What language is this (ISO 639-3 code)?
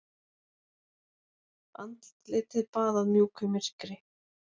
isl